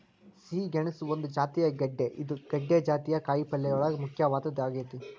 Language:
Kannada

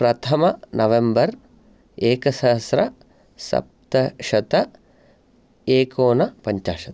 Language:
Sanskrit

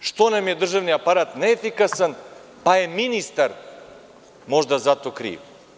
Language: Serbian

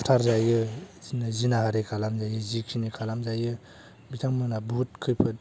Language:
Bodo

